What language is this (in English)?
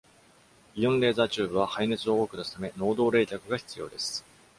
Japanese